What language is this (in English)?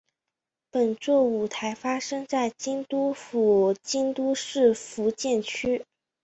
Chinese